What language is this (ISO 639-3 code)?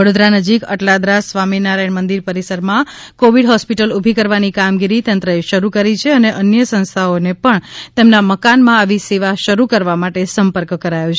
guj